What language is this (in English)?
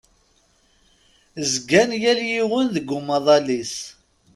Kabyle